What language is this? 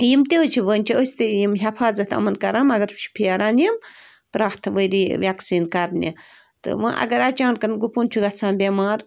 Kashmiri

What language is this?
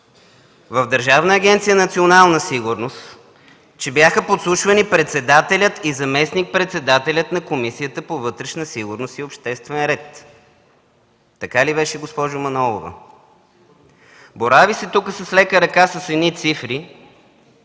Bulgarian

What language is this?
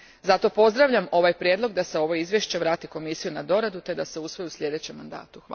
Croatian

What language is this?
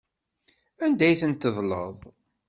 Kabyle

